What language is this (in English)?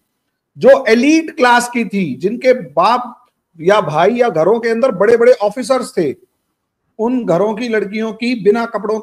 Hindi